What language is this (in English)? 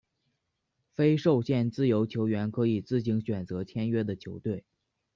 Chinese